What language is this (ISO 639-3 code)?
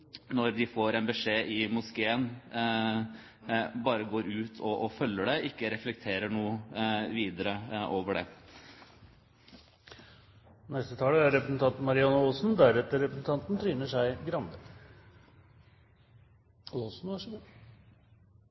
nob